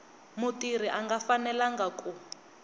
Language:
Tsonga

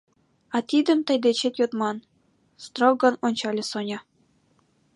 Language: Mari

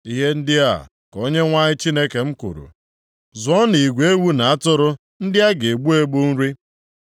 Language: Igbo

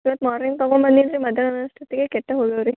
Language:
Kannada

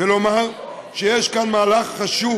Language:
Hebrew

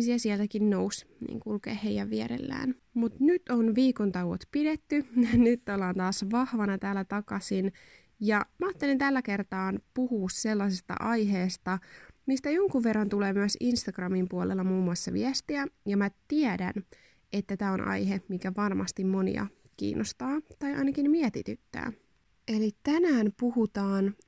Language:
Finnish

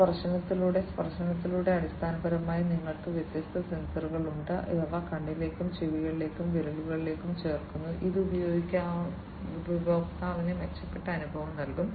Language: Malayalam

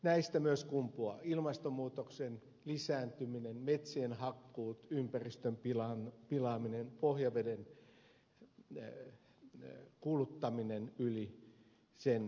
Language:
Finnish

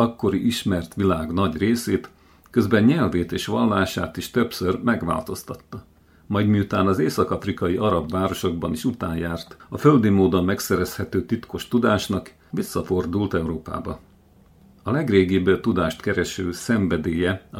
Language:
Hungarian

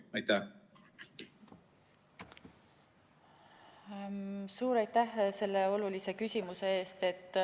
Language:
Estonian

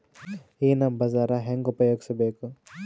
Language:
Kannada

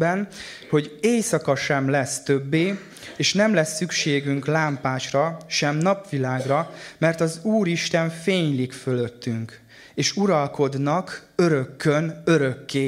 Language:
Hungarian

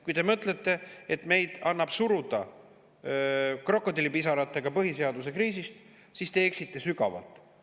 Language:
Estonian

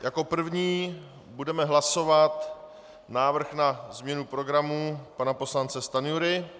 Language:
Czech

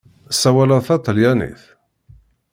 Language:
Kabyle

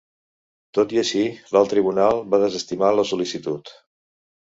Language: Catalan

